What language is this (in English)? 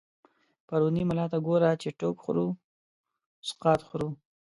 Pashto